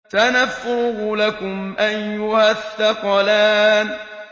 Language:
Arabic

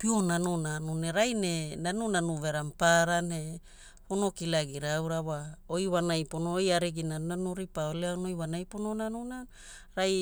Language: Hula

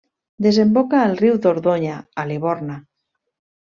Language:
Catalan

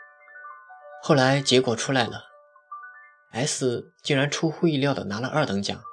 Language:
Chinese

